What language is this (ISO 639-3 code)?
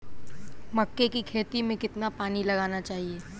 hin